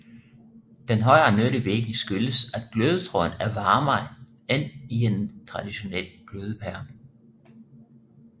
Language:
Danish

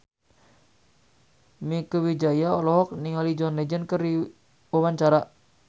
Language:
Sundanese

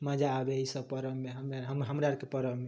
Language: Maithili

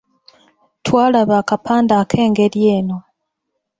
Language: Ganda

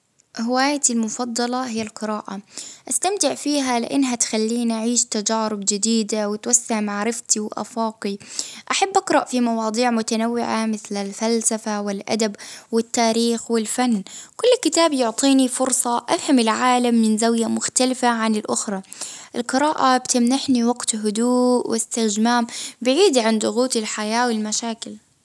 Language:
Baharna Arabic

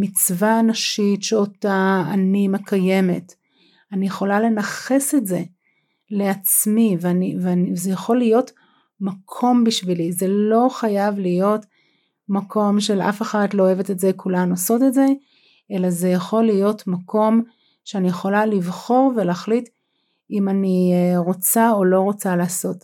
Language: Hebrew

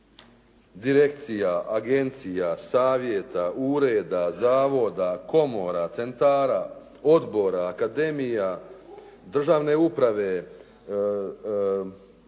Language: Croatian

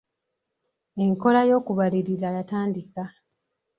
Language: Ganda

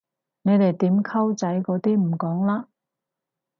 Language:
Cantonese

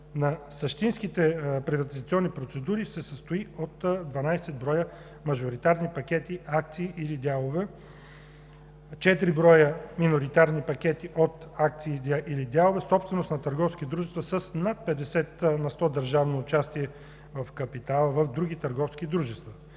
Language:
Bulgarian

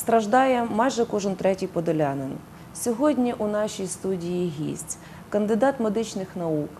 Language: Russian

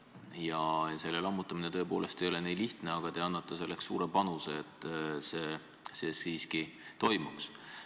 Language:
Estonian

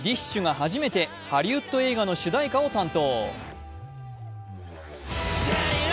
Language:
Japanese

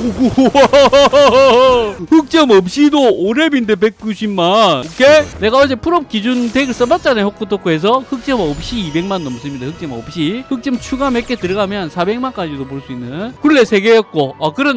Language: Korean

